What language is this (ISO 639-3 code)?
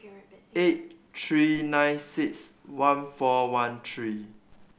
eng